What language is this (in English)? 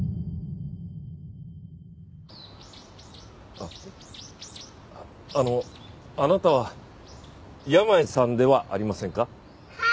Japanese